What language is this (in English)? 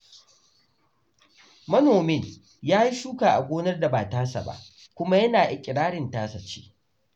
Hausa